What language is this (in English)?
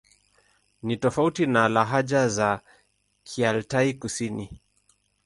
Swahili